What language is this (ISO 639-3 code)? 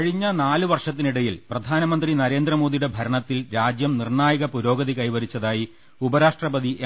mal